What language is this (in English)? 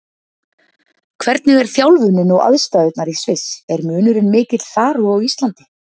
Icelandic